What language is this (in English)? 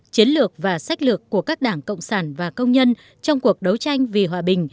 Vietnamese